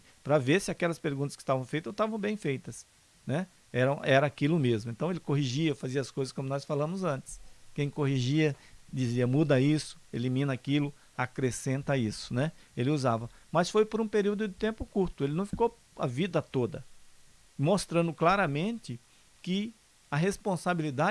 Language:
Portuguese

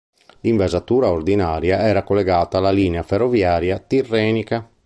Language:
Italian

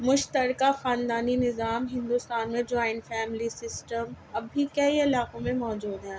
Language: Urdu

